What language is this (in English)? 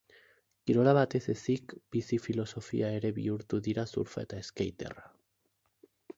Basque